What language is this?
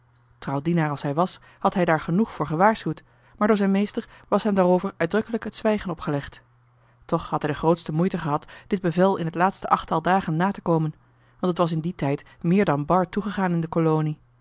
Dutch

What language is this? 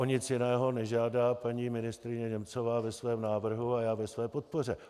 Czech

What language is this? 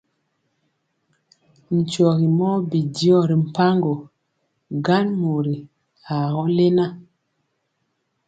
Mpiemo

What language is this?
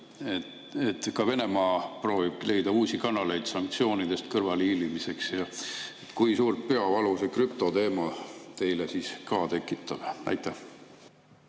Estonian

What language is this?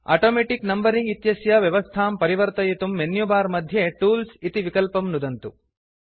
Sanskrit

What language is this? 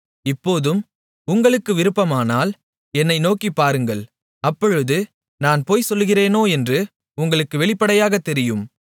Tamil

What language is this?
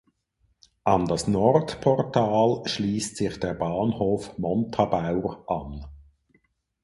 German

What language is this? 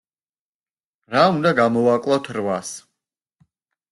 Georgian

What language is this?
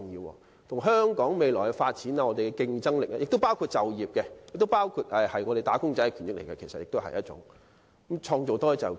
Cantonese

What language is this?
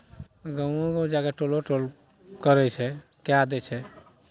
Maithili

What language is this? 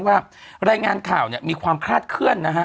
Thai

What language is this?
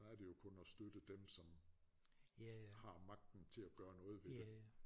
Danish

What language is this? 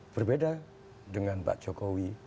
Indonesian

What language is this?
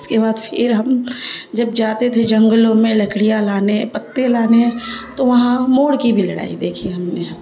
Urdu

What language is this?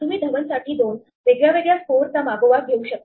Marathi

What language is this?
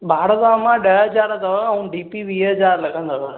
Sindhi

